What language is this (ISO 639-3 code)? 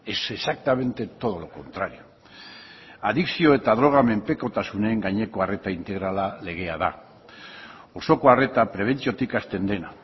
eus